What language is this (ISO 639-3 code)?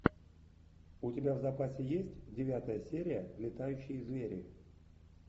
rus